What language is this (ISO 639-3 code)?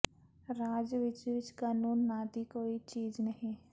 pan